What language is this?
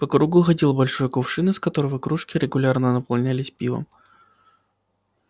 Russian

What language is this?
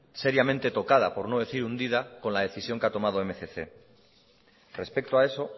Spanish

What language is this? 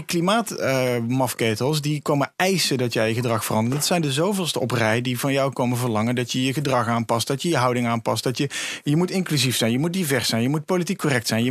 Dutch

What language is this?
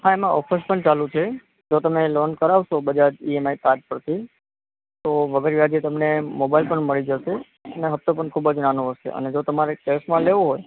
Gujarati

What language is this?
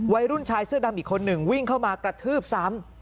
Thai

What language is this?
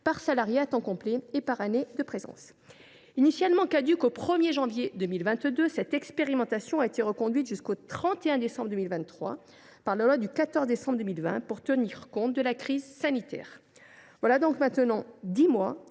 French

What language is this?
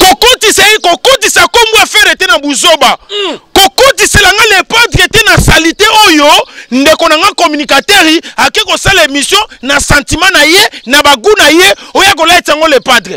French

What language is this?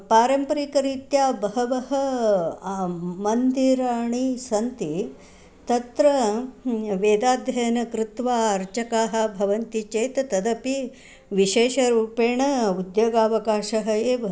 Sanskrit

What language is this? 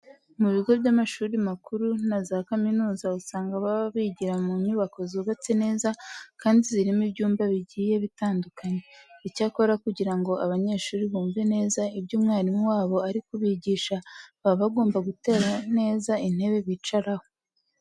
Kinyarwanda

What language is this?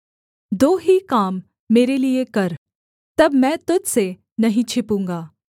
Hindi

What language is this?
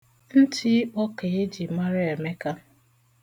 Igbo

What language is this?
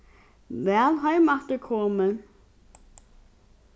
Faroese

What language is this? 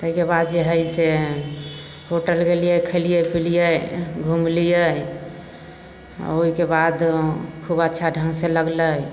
Maithili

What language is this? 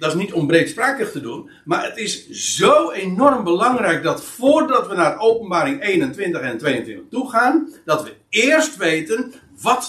Dutch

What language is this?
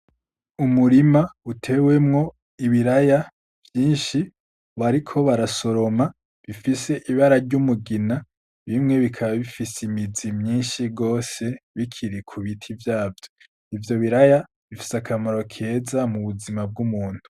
Rundi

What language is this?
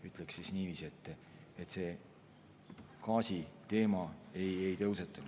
Estonian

